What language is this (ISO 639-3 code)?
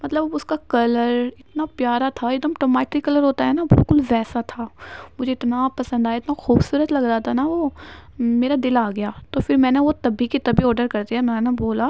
urd